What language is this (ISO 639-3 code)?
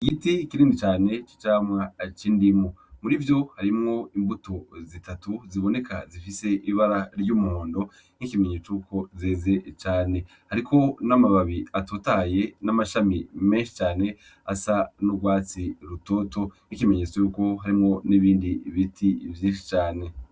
run